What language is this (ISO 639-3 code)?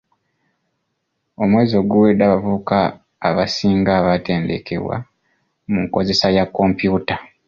lug